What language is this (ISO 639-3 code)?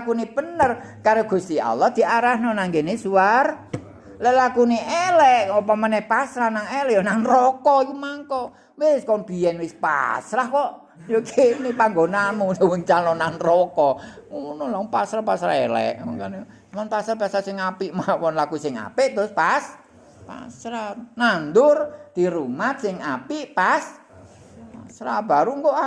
ind